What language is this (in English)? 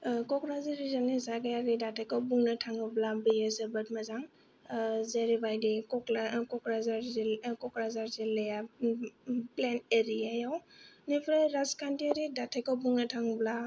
Bodo